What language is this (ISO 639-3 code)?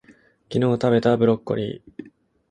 jpn